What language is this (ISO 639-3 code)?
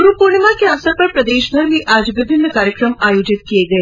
hin